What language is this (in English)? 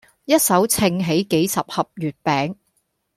Cantonese